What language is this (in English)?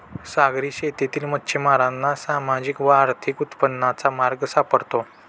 Marathi